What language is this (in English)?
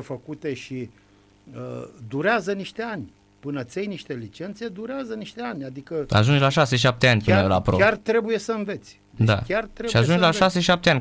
Romanian